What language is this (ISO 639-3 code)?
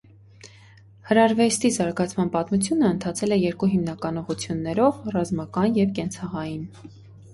hye